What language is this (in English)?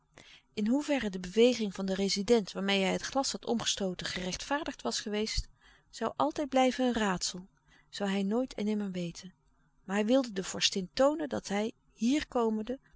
Dutch